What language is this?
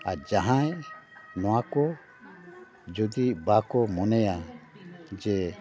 Santali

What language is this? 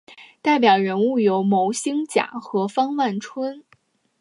Chinese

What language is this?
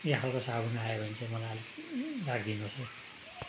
Nepali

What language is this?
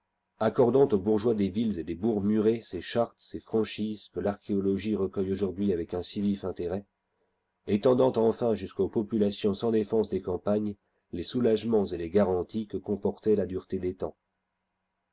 French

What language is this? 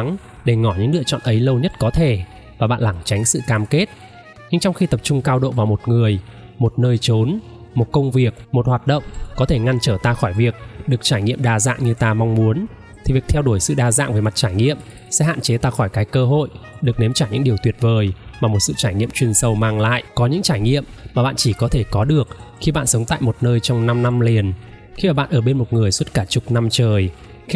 Vietnamese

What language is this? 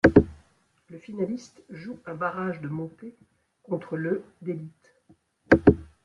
French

